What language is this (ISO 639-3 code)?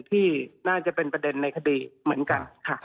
tha